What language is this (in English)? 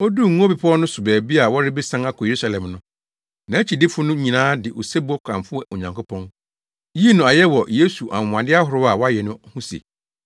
Akan